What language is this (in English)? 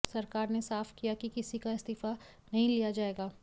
Hindi